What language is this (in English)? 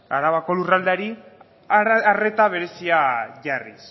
Basque